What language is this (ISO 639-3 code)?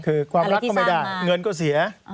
tha